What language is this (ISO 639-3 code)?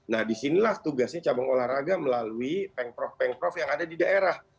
ind